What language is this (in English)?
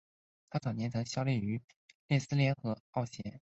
Chinese